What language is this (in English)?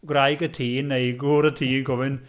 Welsh